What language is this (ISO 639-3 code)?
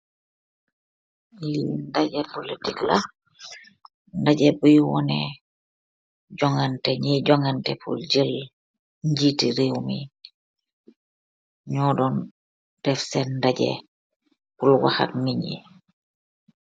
wol